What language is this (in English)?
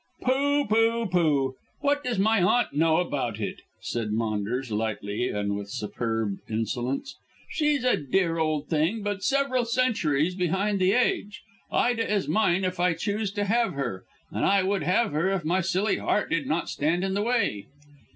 English